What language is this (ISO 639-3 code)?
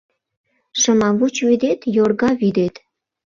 chm